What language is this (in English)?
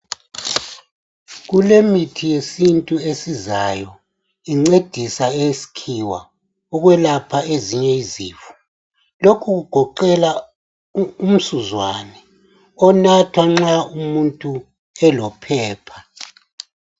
North Ndebele